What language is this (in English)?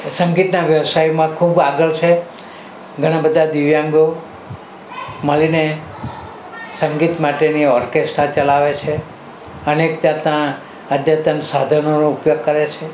Gujarati